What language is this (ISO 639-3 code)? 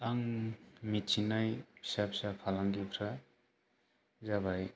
brx